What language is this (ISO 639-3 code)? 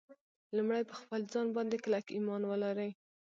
pus